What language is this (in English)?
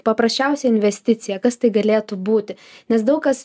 Lithuanian